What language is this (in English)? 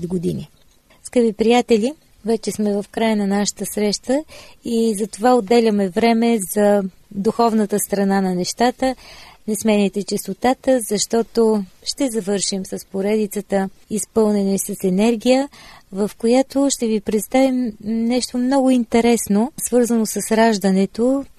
Bulgarian